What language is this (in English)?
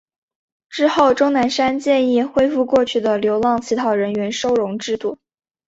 Chinese